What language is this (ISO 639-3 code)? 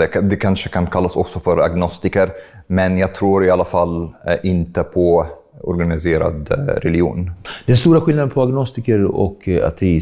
swe